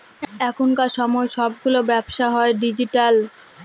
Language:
Bangla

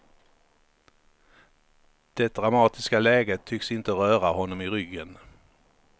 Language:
Swedish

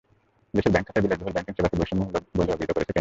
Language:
Bangla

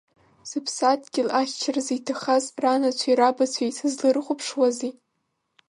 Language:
Abkhazian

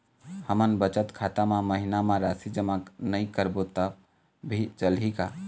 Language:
Chhattisgarhi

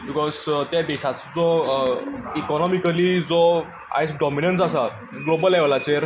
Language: Konkani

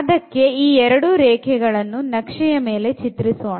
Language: Kannada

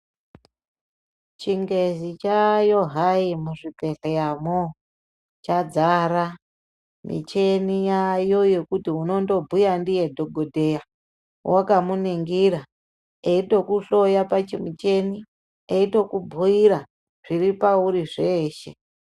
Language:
Ndau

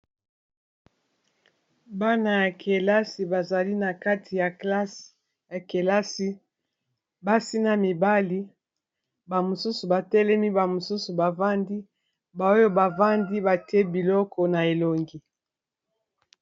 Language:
Lingala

